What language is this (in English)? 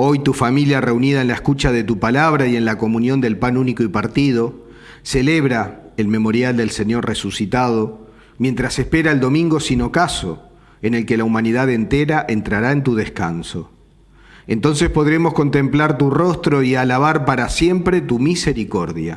Spanish